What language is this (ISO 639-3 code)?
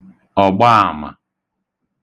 ibo